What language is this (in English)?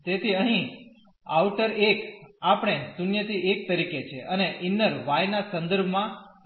Gujarati